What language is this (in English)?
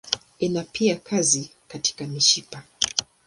Swahili